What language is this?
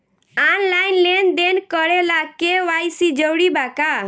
Bhojpuri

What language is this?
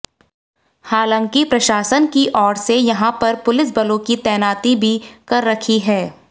Hindi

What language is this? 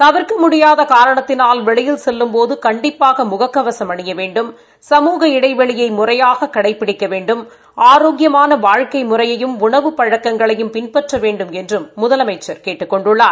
Tamil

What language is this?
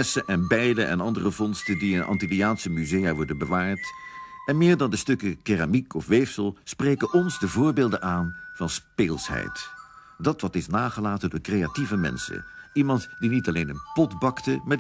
Dutch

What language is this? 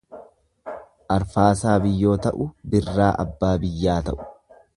Oromo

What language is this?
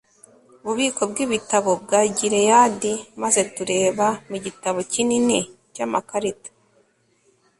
Kinyarwanda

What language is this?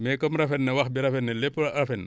Wolof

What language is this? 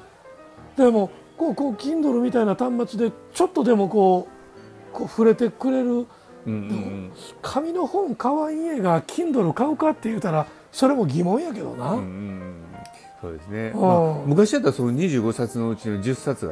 Japanese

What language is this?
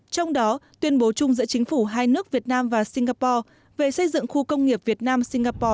Vietnamese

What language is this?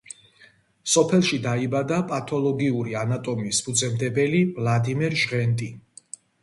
Georgian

